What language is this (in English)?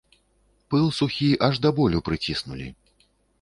Belarusian